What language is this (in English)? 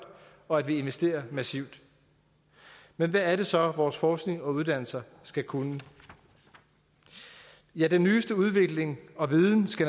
Danish